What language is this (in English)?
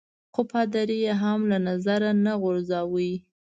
Pashto